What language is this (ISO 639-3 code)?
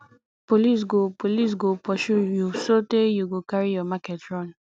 pcm